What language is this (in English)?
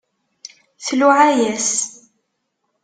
Kabyle